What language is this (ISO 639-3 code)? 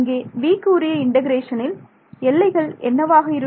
tam